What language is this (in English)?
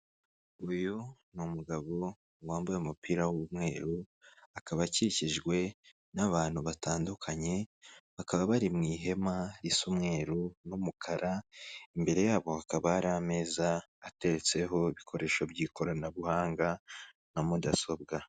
Kinyarwanda